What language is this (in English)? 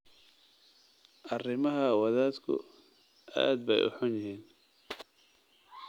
Somali